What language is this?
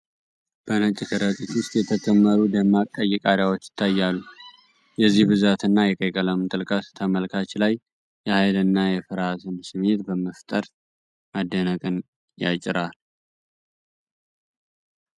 Amharic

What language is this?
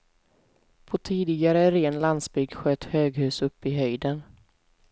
Swedish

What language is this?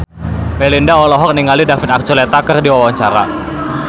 Sundanese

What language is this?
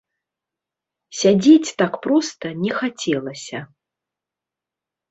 Belarusian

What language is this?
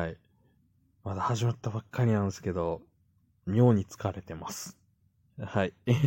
Japanese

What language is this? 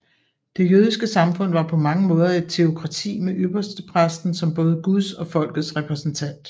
Danish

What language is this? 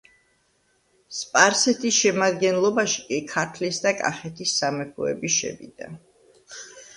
Georgian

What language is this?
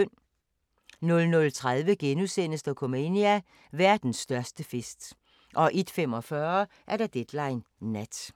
Danish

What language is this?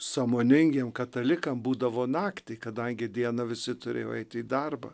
Lithuanian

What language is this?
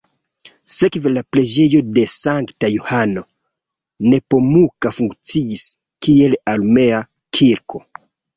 Esperanto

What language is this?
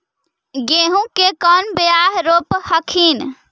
Magahi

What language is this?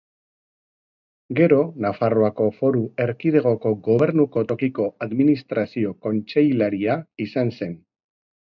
Basque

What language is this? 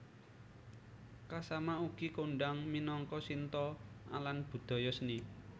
Javanese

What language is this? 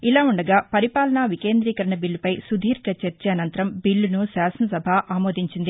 Telugu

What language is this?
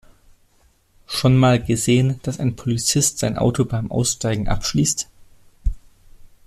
German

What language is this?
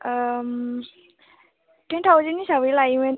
Bodo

